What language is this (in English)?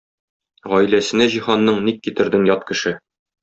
Tatar